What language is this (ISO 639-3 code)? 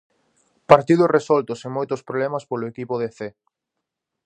glg